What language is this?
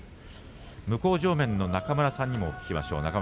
Japanese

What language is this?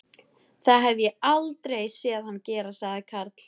Icelandic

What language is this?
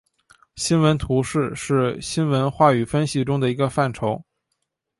Chinese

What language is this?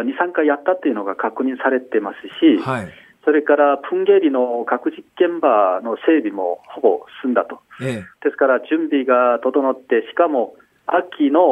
Japanese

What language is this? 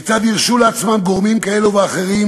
Hebrew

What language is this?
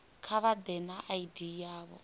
Venda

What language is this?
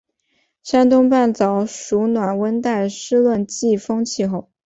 Chinese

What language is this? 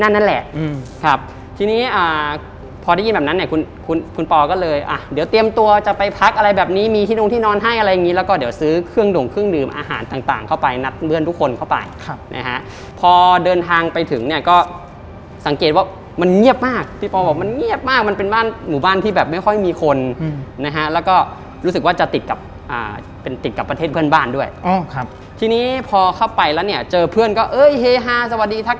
Thai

